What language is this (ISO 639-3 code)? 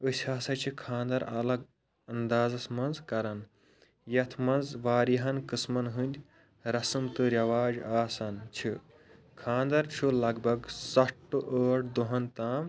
kas